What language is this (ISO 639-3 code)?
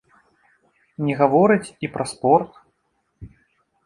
bel